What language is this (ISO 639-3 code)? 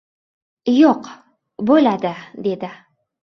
uzb